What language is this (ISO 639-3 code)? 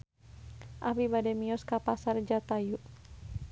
sun